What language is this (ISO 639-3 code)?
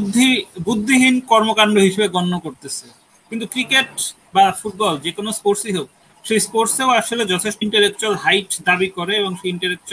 ben